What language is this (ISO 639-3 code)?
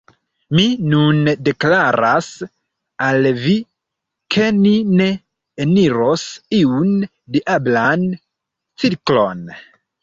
epo